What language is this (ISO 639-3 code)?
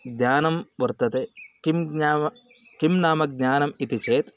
san